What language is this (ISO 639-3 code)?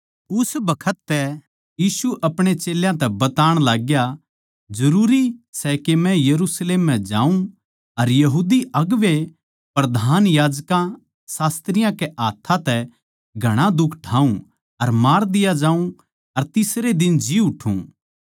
bgc